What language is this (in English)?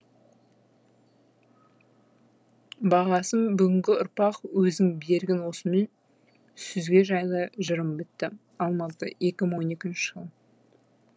Kazakh